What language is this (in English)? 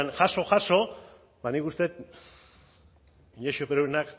Basque